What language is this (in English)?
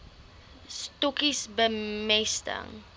Afrikaans